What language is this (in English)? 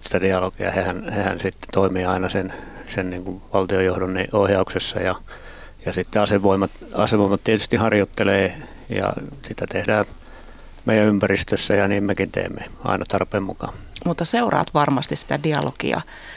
Finnish